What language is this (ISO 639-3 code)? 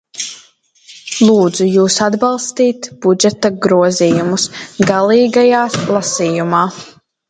lav